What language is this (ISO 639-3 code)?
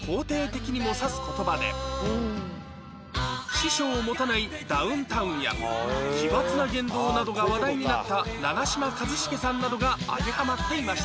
jpn